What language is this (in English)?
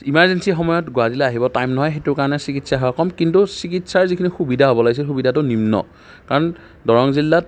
Assamese